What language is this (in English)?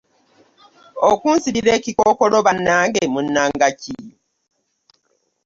Ganda